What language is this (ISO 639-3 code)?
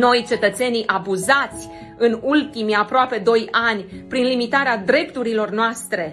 ron